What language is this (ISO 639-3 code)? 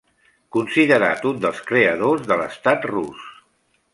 cat